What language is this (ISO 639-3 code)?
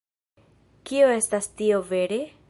epo